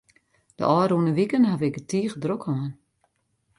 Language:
Western Frisian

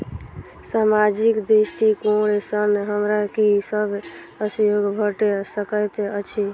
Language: Maithili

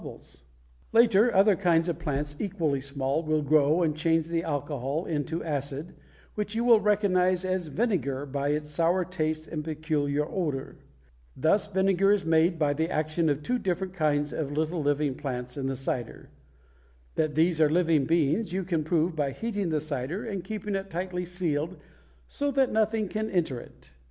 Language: English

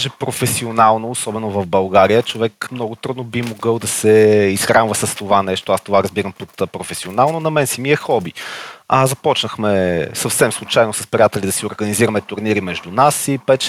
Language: Bulgarian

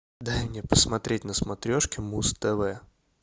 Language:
Russian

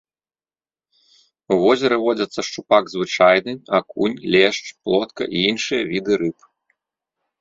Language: Belarusian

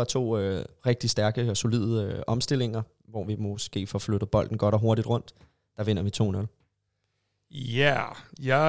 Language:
Danish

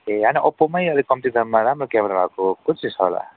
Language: Nepali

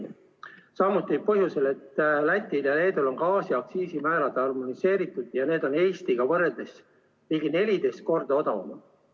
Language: Estonian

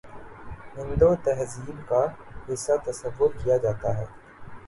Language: Urdu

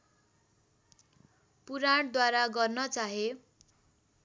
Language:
Nepali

